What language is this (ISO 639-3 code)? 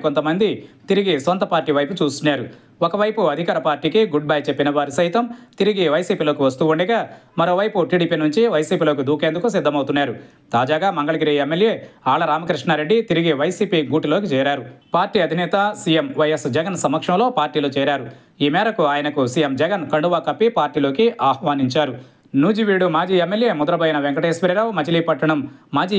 tel